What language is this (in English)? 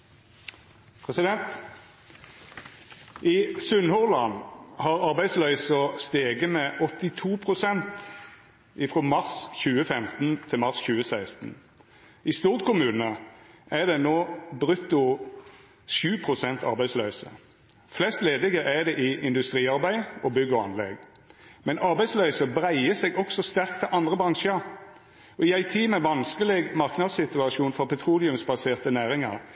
Norwegian Nynorsk